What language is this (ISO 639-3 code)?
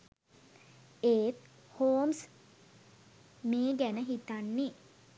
sin